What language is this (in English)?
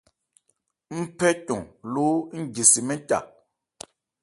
Ebrié